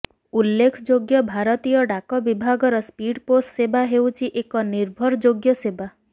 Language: Odia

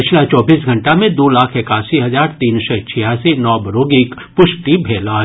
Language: Maithili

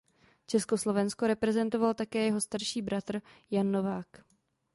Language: Czech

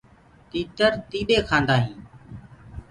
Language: Gurgula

